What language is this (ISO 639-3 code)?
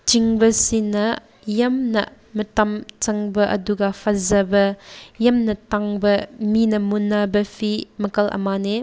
mni